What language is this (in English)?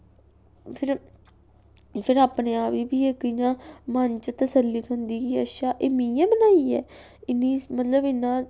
Dogri